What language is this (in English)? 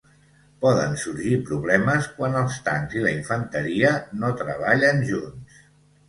Catalan